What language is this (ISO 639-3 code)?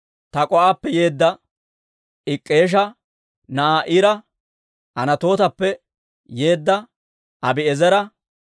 dwr